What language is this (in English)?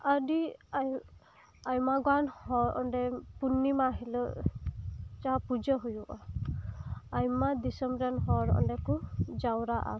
Santali